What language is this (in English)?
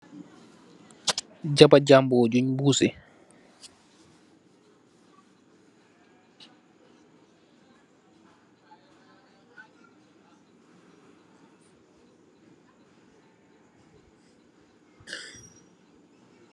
Wolof